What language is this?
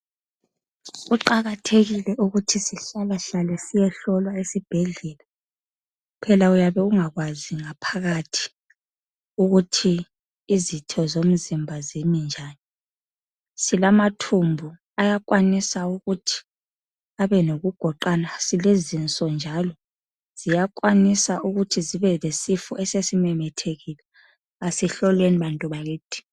North Ndebele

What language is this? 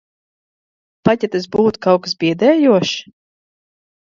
Latvian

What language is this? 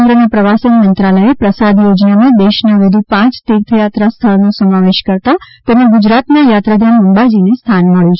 Gujarati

